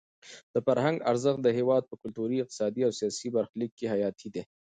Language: Pashto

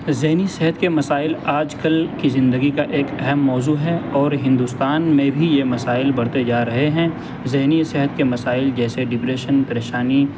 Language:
Urdu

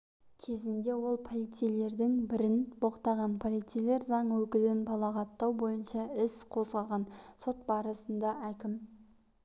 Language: Kazakh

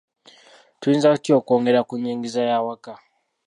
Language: Ganda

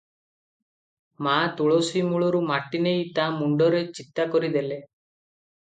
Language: Odia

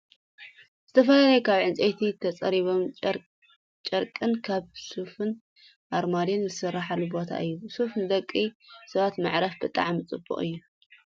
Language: Tigrinya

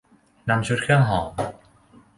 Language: Thai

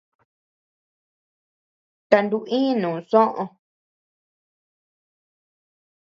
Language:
Tepeuxila Cuicatec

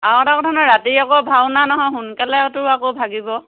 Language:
Assamese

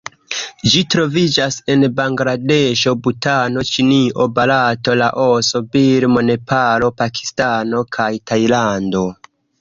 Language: Esperanto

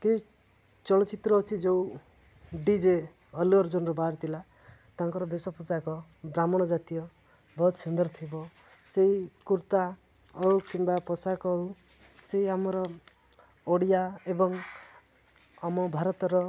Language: Odia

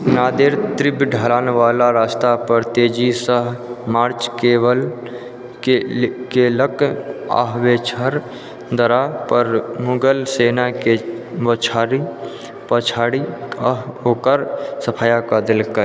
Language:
Maithili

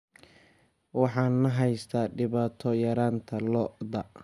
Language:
Somali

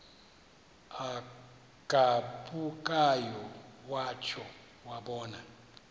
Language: Xhosa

